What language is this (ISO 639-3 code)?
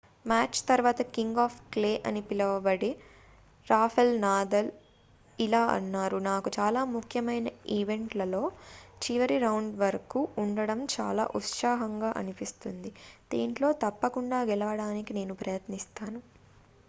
tel